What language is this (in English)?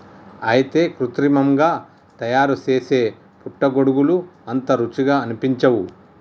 Telugu